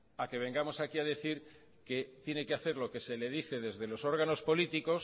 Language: Spanish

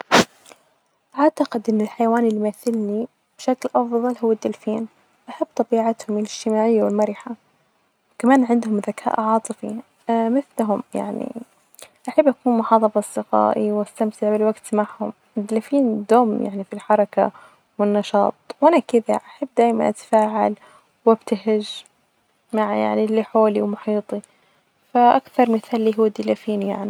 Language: Najdi Arabic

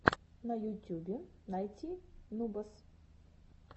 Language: Russian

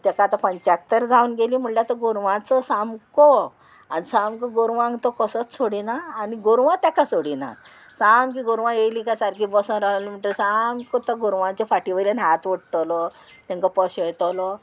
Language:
Konkani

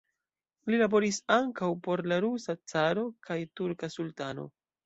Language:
Esperanto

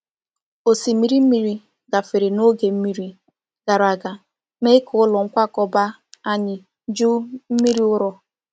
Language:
Igbo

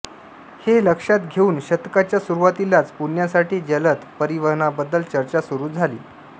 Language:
Marathi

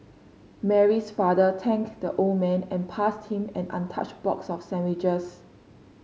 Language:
English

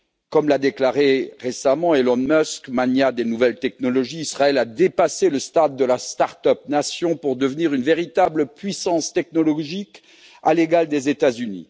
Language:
French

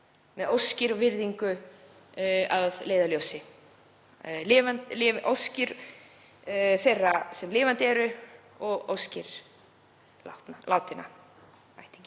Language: Icelandic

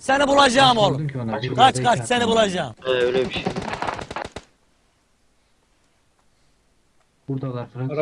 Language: Turkish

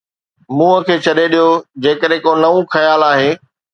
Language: Sindhi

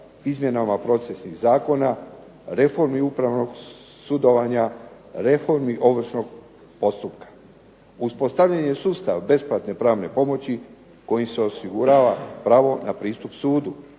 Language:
Croatian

